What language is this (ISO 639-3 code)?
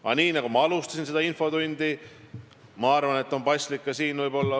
est